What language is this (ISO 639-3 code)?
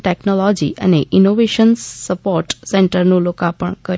guj